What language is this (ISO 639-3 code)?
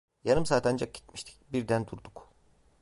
tur